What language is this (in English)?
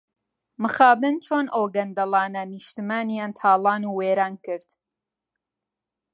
Central Kurdish